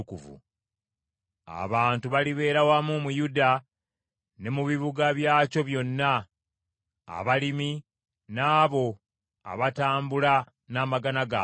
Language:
Ganda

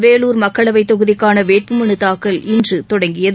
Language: Tamil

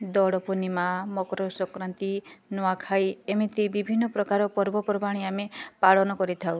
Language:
Odia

